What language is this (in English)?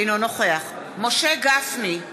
Hebrew